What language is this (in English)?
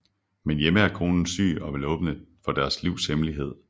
Danish